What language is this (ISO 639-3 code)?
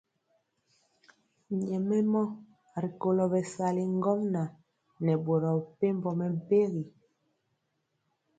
mcx